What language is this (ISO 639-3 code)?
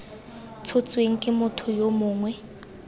tsn